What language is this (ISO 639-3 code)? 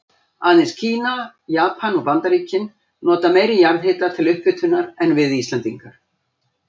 isl